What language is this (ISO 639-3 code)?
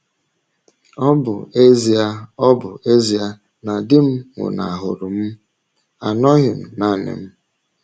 ibo